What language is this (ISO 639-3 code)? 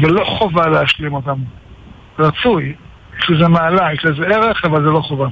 heb